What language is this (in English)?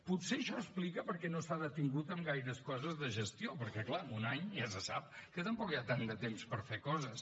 Catalan